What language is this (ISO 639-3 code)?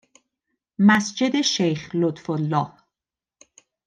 fas